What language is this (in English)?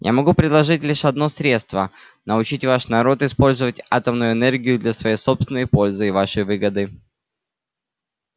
Russian